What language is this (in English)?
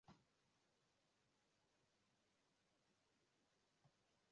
Swahili